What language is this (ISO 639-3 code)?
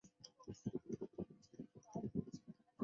zho